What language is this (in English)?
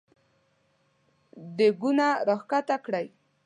Pashto